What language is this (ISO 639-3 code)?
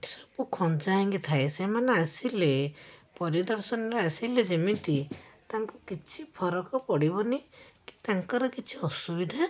ori